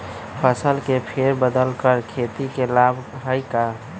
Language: Magahi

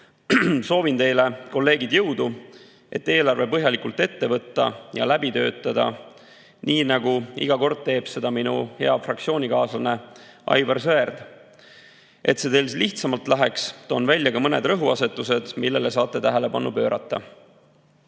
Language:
Estonian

